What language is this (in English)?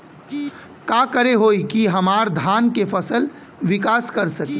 Bhojpuri